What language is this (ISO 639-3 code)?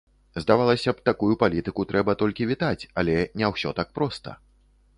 bel